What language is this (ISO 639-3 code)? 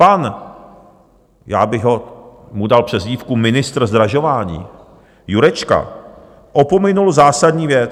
ces